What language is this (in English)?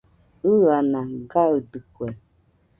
Nüpode Huitoto